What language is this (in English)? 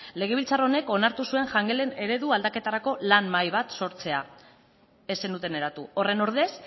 Basque